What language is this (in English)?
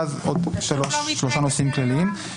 Hebrew